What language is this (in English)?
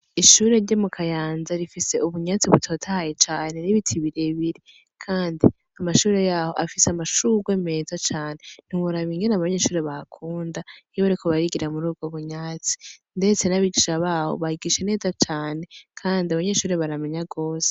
Rundi